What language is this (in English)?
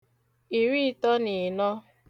Igbo